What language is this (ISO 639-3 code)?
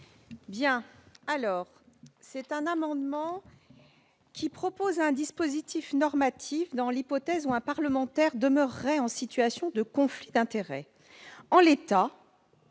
fra